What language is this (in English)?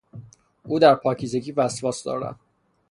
Persian